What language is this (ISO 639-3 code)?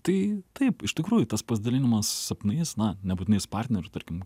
lit